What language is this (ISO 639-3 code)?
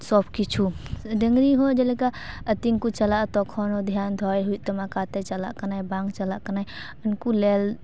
sat